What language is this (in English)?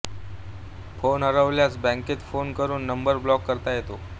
Marathi